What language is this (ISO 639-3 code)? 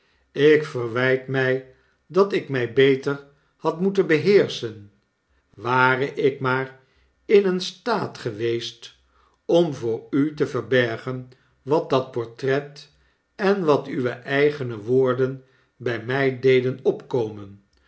nld